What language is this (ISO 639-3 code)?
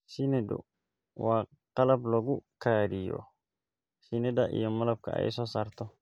som